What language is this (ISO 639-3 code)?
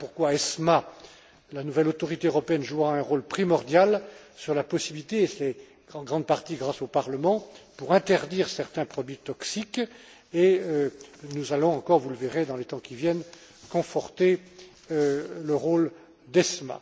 fra